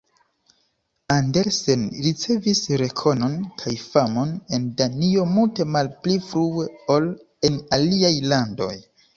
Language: Esperanto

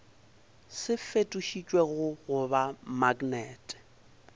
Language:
Northern Sotho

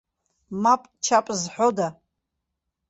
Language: Abkhazian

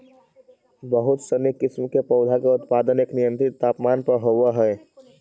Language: Magahi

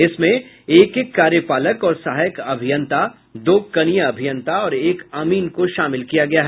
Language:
Hindi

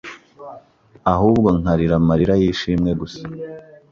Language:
Kinyarwanda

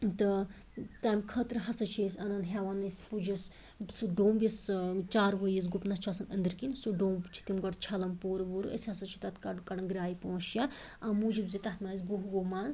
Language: Kashmiri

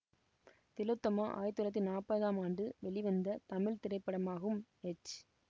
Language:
Tamil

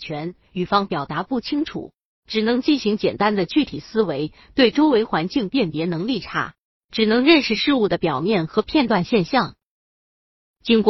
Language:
Chinese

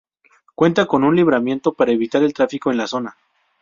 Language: Spanish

